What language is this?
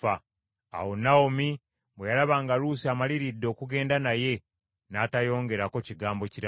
Ganda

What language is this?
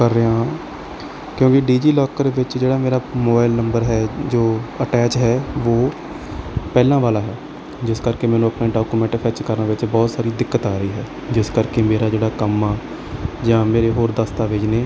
Punjabi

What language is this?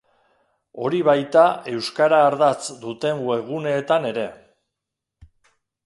Basque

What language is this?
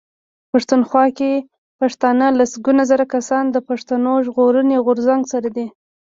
Pashto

